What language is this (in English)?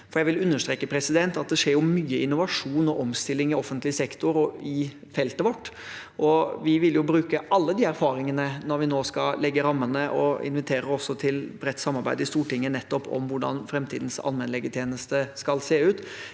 Norwegian